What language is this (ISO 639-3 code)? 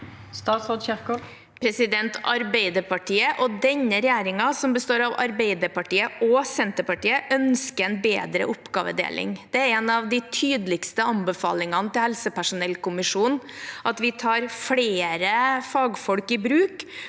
nor